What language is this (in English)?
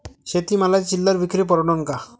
Marathi